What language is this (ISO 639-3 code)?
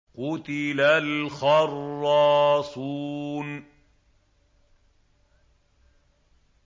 ara